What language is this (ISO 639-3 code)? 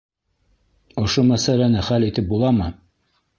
bak